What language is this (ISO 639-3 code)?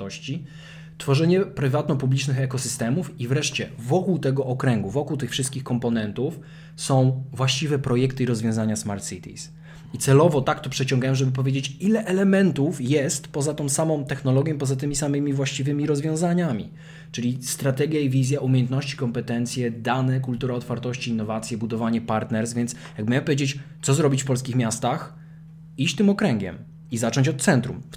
pol